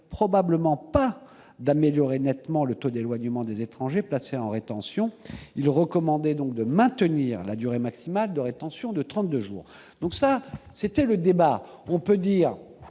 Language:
French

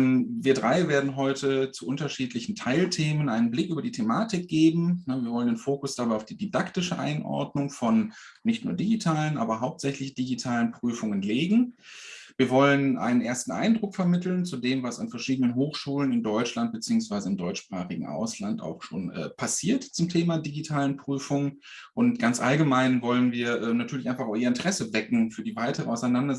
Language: German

